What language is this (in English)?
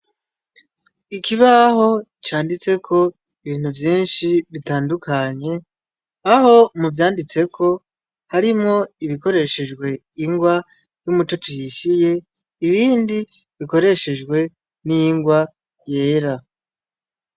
Rundi